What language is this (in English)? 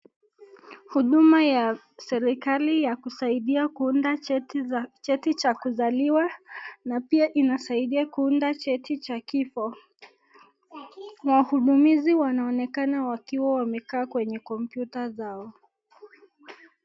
Swahili